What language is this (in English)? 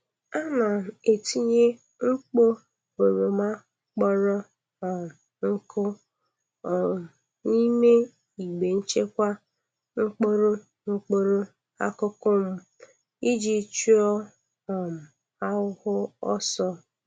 Igbo